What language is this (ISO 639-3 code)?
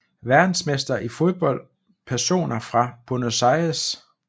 dan